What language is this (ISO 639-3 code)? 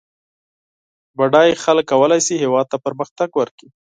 pus